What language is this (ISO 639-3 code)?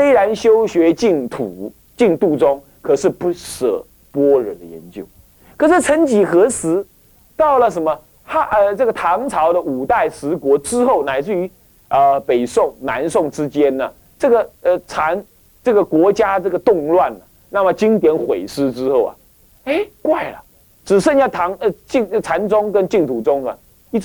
zho